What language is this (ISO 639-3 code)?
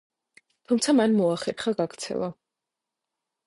kat